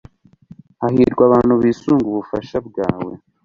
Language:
Kinyarwanda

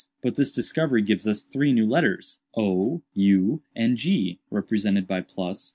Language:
English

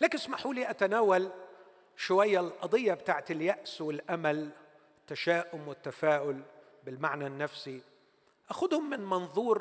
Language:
Arabic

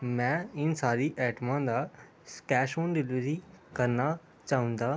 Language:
Punjabi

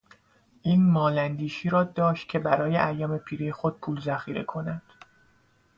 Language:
Persian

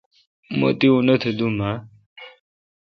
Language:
Kalkoti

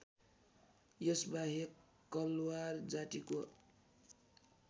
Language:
Nepali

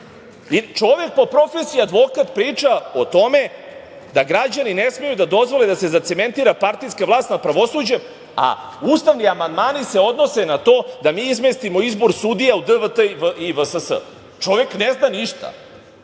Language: Serbian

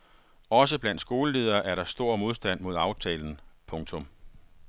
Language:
Danish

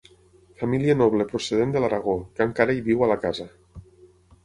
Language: Catalan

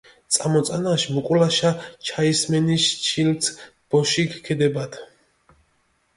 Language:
Mingrelian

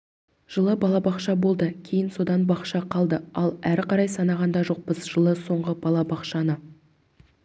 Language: Kazakh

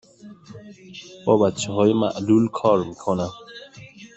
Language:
Persian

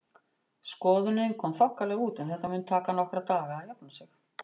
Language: Icelandic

